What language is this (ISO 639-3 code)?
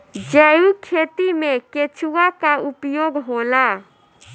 bho